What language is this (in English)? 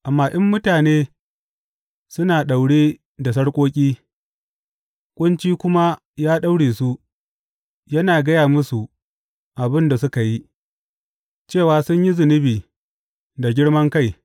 Hausa